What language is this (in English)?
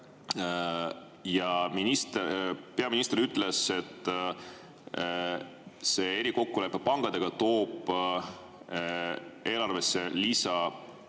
Estonian